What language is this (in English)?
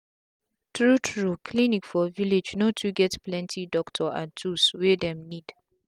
Nigerian Pidgin